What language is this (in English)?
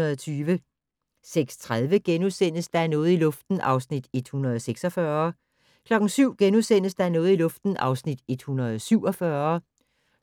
Danish